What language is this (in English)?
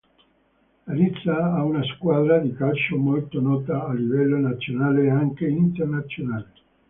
Italian